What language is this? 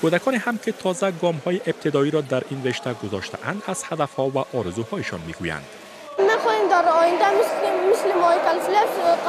Persian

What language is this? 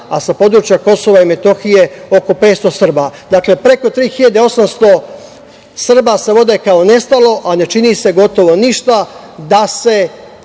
Serbian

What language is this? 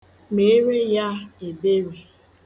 Igbo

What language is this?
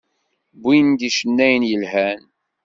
Kabyle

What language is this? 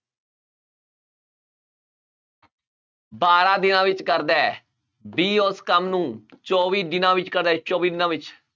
Punjabi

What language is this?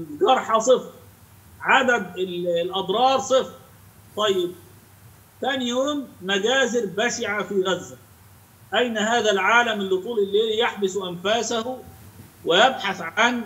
Arabic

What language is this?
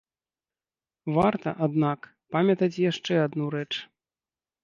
Belarusian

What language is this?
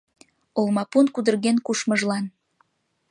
Mari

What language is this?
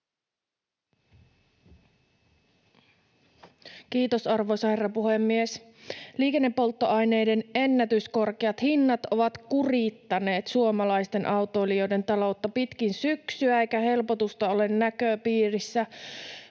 Finnish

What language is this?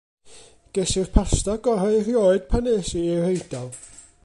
Welsh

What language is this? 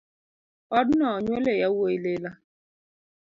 Luo (Kenya and Tanzania)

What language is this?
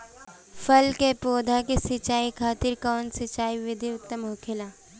Bhojpuri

